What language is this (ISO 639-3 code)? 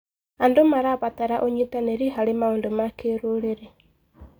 kik